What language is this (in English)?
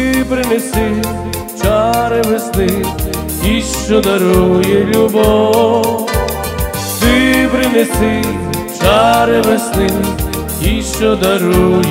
Romanian